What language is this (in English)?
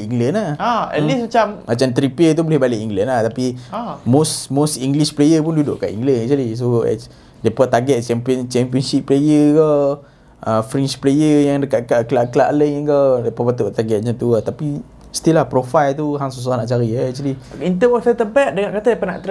Malay